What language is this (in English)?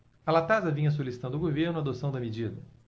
Portuguese